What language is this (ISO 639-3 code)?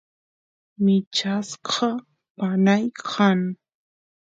qus